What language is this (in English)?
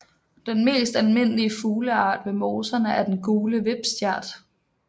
Danish